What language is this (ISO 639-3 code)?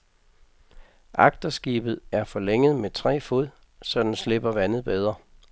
dan